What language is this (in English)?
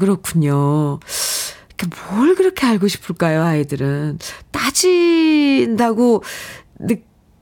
Korean